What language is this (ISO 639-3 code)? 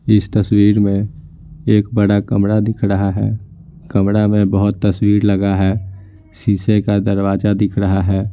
hin